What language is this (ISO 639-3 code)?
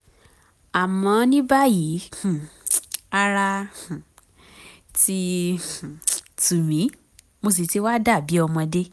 yor